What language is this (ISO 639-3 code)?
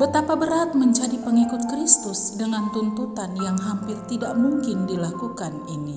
ind